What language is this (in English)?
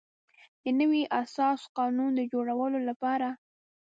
Pashto